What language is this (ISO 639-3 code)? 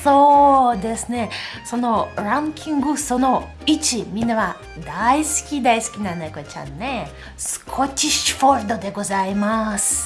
jpn